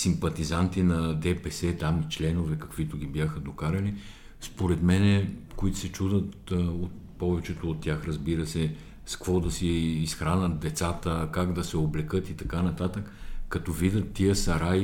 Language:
Bulgarian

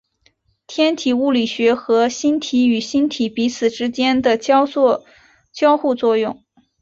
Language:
Chinese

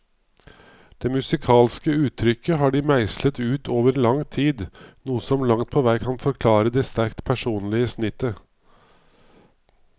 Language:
Norwegian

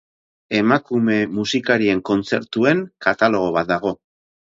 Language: Basque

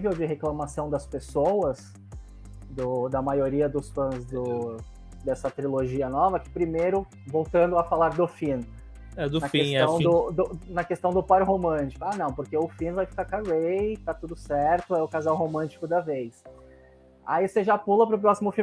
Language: Portuguese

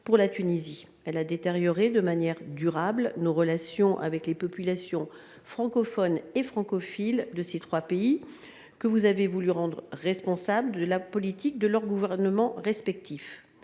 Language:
French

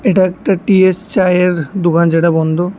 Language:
Bangla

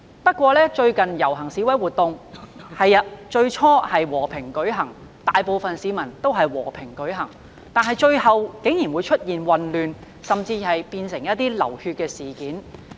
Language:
Cantonese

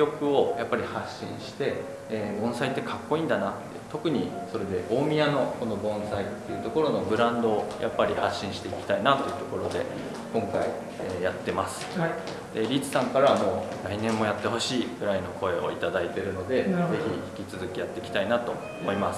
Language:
Japanese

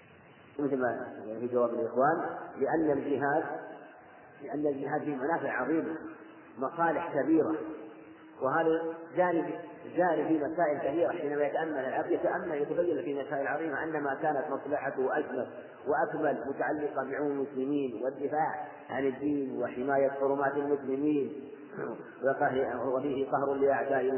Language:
Arabic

